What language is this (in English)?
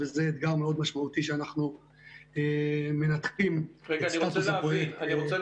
Hebrew